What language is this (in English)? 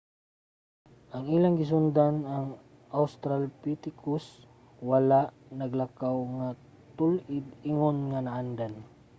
Cebuano